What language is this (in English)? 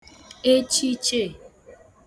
Igbo